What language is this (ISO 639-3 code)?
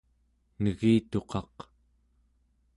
esu